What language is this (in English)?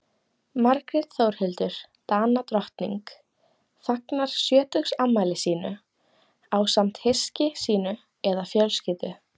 Icelandic